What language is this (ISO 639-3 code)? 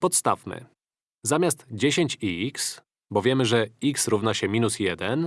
pol